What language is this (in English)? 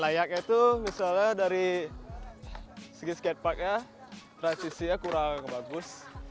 Indonesian